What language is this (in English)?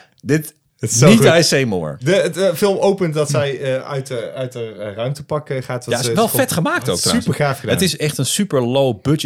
Dutch